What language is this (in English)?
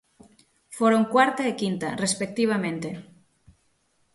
Galician